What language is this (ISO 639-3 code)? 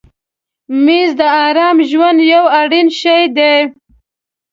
pus